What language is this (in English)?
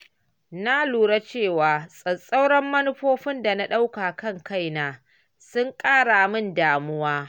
Hausa